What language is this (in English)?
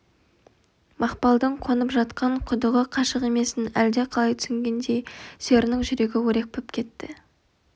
Kazakh